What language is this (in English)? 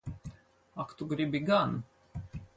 Latvian